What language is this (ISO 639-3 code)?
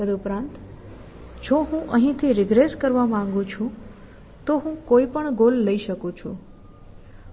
guj